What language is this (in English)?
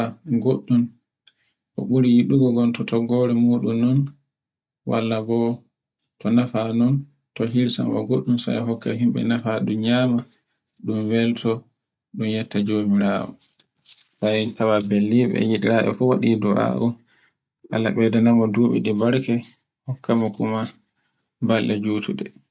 Borgu Fulfulde